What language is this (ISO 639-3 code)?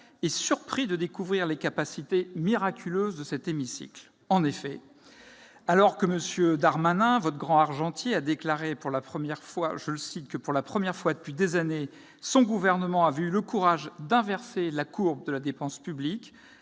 fra